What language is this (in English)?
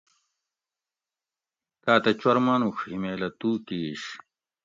Gawri